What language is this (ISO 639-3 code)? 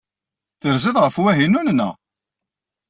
kab